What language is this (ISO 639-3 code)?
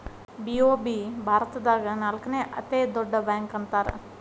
kan